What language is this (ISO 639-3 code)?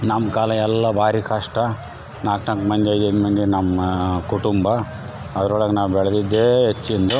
kan